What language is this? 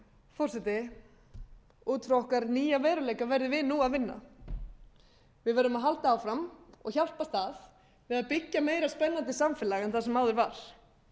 Icelandic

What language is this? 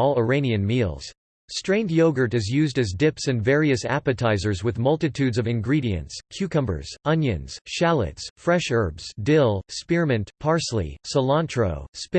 English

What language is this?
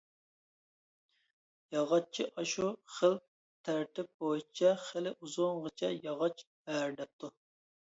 Uyghur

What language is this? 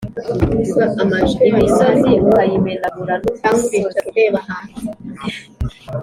Kinyarwanda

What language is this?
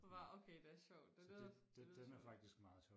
Danish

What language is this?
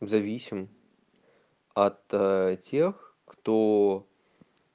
Russian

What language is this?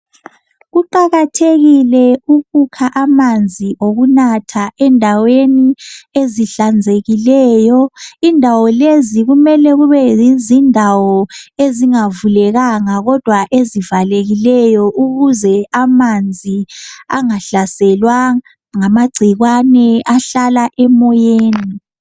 North Ndebele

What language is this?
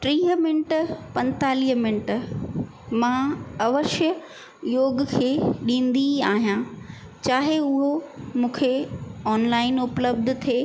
Sindhi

